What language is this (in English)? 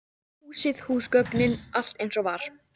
Icelandic